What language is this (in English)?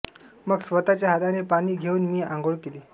Marathi